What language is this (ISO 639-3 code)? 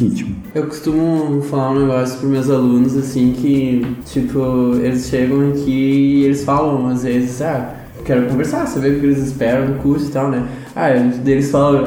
por